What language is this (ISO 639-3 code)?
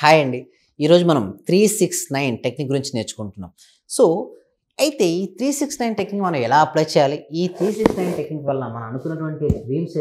tel